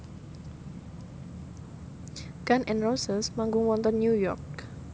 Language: Javanese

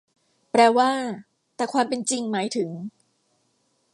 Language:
Thai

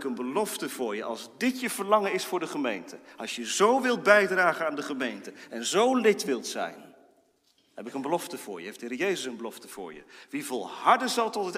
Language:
Dutch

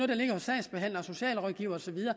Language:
Danish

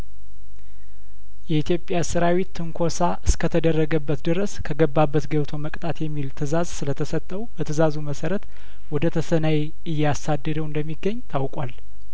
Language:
Amharic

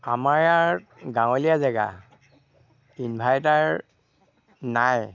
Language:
Assamese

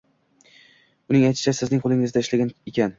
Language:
Uzbek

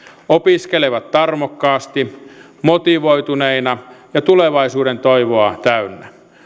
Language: Finnish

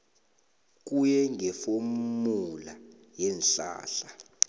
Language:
South Ndebele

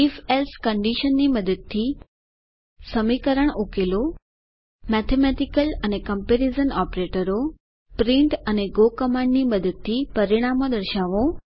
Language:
Gujarati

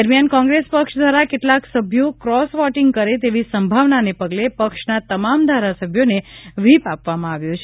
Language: Gujarati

